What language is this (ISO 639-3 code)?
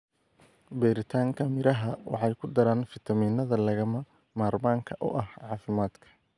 som